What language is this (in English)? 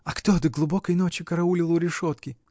Russian